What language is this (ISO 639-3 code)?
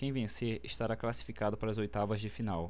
por